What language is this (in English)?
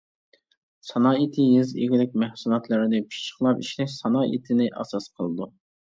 Uyghur